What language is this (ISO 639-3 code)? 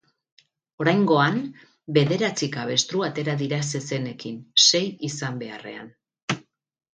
eus